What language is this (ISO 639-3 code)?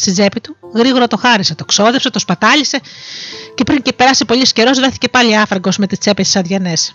ell